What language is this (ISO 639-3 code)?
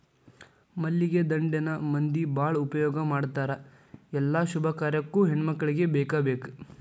kan